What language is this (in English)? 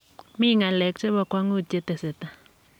Kalenjin